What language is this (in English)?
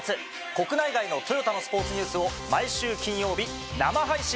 Japanese